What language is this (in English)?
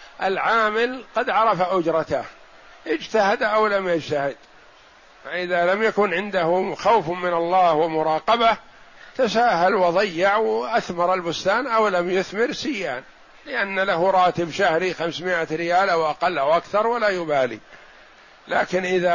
Arabic